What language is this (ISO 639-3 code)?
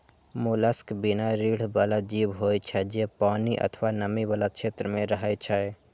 mai